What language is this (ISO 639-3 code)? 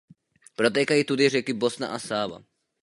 ces